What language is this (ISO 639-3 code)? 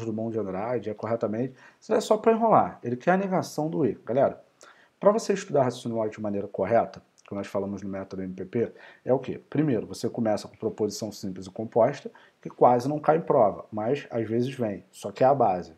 por